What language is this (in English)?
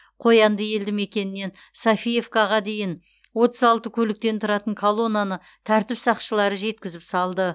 Kazakh